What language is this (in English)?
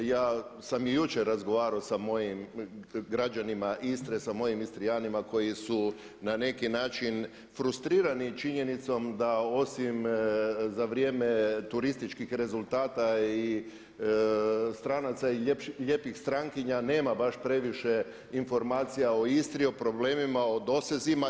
Croatian